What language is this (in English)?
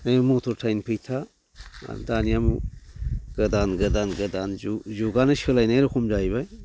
Bodo